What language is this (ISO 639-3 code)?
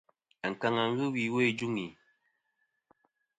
bkm